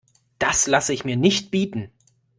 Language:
German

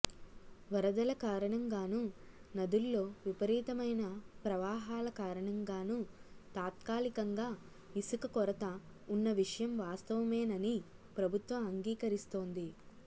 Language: Telugu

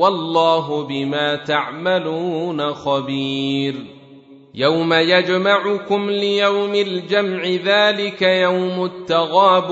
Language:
Arabic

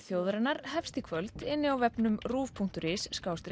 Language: Icelandic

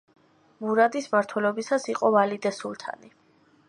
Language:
Georgian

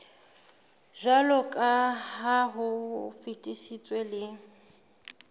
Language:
Southern Sotho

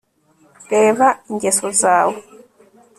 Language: Kinyarwanda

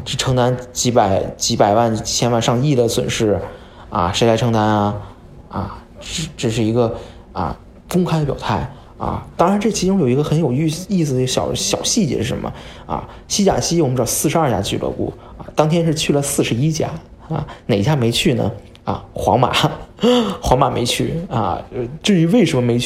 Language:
Chinese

